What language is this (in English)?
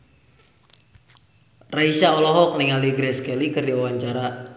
Sundanese